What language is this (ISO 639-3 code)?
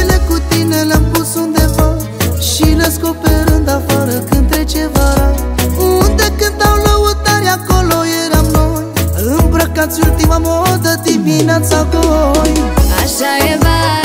ron